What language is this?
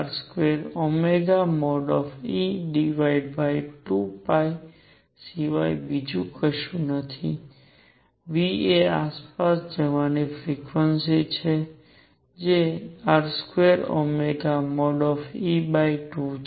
Gujarati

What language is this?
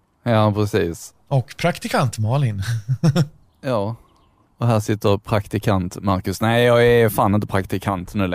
Swedish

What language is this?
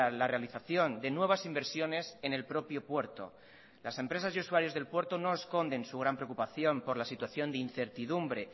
Spanish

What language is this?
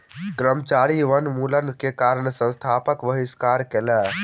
Maithili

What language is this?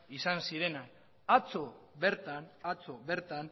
Basque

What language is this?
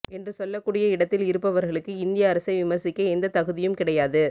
Tamil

